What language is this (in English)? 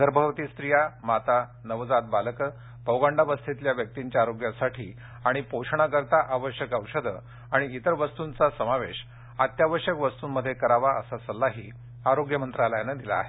Marathi